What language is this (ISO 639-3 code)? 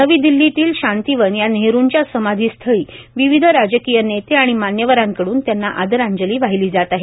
mar